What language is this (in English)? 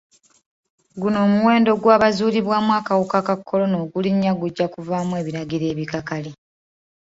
Ganda